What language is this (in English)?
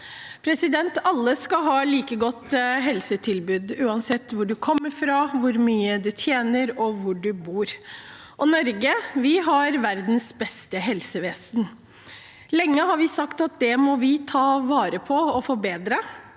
Norwegian